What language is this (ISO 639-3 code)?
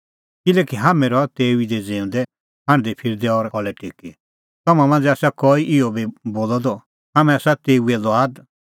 kfx